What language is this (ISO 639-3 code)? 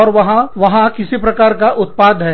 hin